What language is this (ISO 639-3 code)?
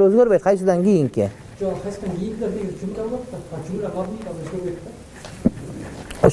ara